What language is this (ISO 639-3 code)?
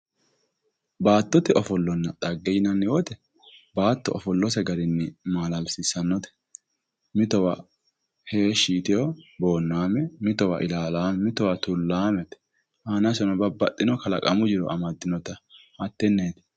sid